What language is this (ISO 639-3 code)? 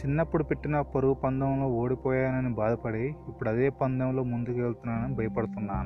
tel